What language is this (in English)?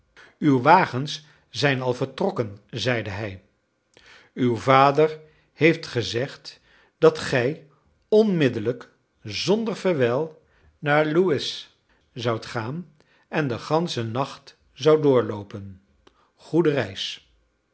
Dutch